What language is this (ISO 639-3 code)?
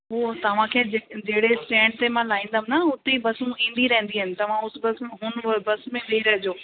snd